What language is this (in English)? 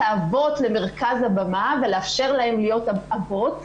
Hebrew